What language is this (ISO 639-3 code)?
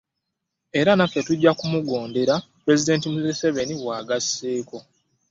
lug